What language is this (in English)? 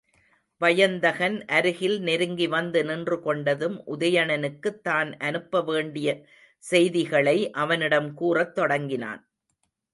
Tamil